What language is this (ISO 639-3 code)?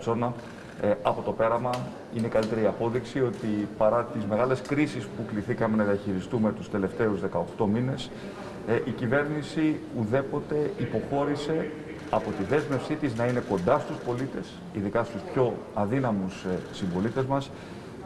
ell